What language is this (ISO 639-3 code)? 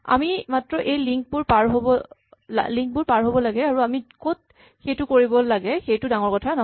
asm